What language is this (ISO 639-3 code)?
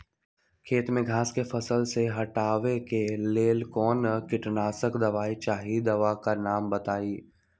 mag